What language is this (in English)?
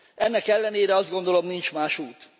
Hungarian